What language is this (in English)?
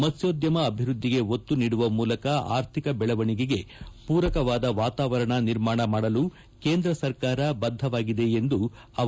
Kannada